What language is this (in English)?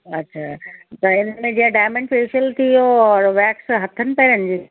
Sindhi